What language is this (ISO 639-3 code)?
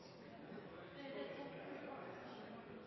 nob